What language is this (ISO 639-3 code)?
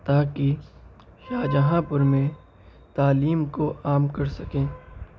urd